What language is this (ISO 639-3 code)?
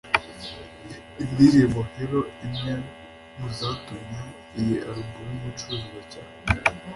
kin